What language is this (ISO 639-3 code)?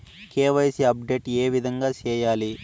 tel